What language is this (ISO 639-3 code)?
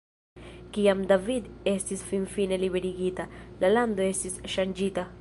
epo